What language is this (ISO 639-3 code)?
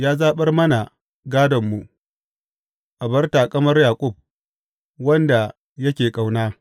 hau